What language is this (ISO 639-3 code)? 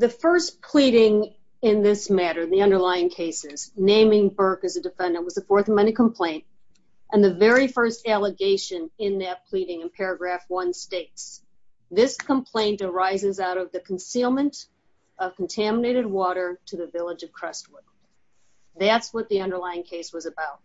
eng